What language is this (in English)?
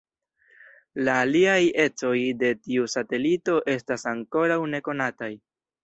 Esperanto